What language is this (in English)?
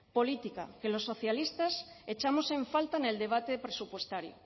Spanish